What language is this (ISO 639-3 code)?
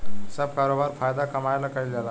bho